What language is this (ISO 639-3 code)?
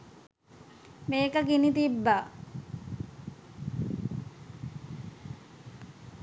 sin